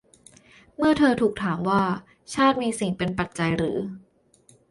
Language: Thai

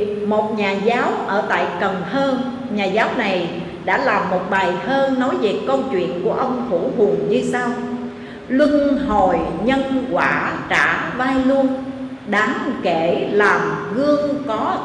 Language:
Vietnamese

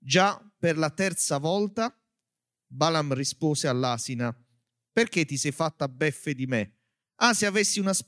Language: Italian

